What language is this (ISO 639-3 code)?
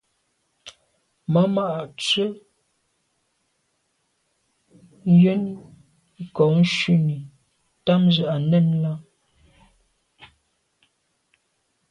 byv